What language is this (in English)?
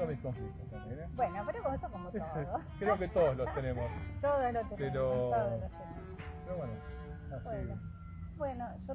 Spanish